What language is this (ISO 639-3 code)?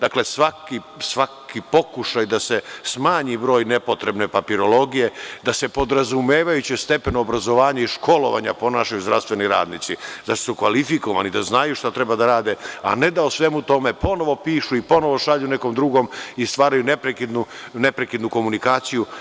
srp